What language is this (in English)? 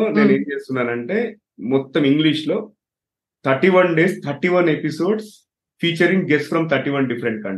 Telugu